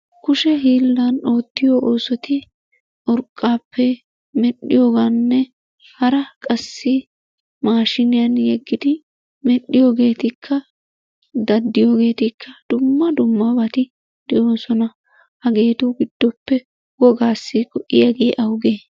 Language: Wolaytta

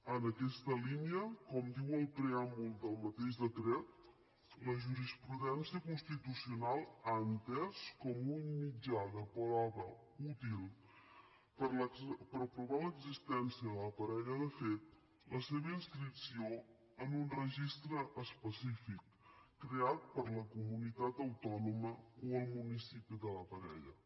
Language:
Catalan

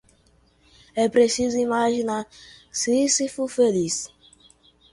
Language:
Portuguese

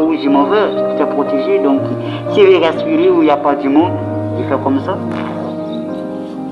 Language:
French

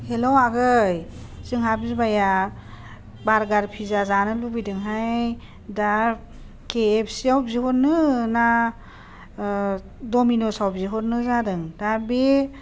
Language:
Bodo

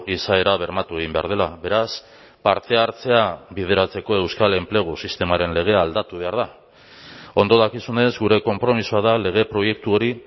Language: Basque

